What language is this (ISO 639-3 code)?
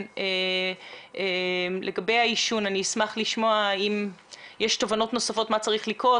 heb